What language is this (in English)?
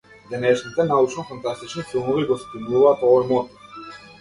Macedonian